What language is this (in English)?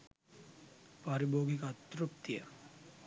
Sinhala